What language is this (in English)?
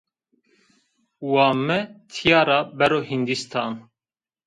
Zaza